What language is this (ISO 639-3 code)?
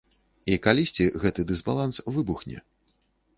bel